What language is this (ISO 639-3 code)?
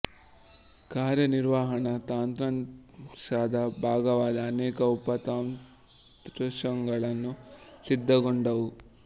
kan